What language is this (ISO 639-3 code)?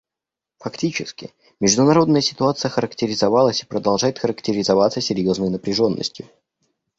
rus